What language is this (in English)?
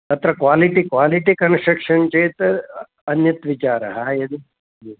Sanskrit